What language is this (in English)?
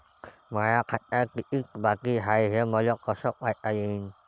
Marathi